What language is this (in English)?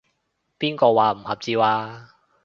Cantonese